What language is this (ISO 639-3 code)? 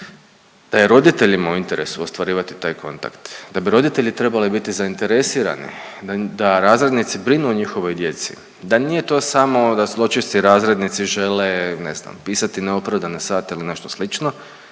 hrv